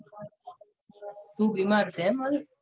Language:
Gujarati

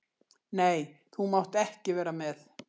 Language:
Icelandic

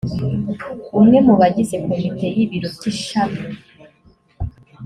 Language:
Kinyarwanda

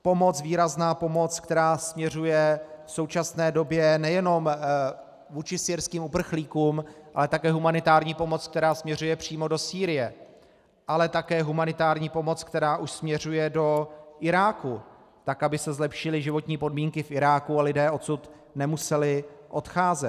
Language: Czech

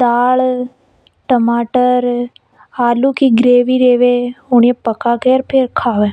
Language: Hadothi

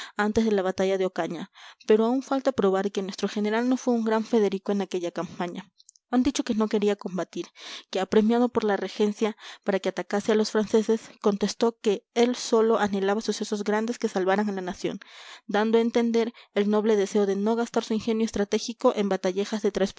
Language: Spanish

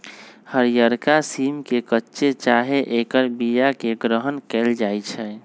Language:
Magahi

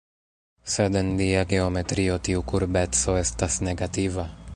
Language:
Esperanto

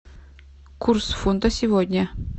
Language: Russian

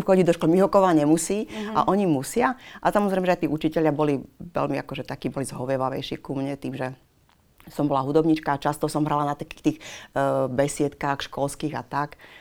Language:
Slovak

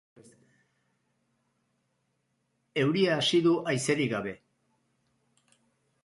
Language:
Basque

